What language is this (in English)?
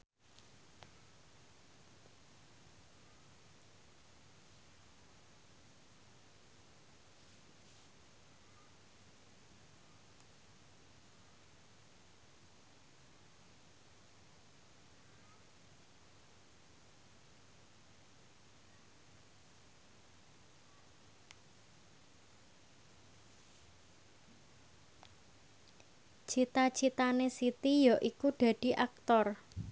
Javanese